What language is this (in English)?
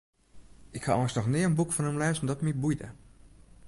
Western Frisian